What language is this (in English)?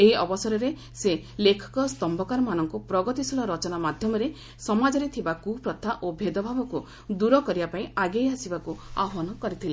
Odia